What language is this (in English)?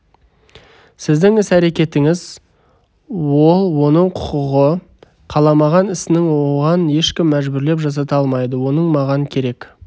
Kazakh